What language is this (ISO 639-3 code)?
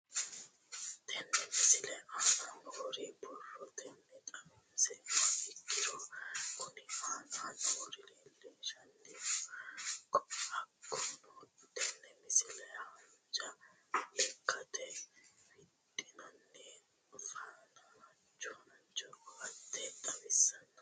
sid